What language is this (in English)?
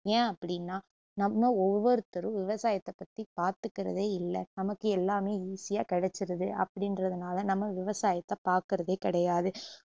Tamil